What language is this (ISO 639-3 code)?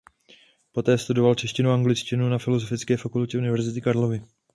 ces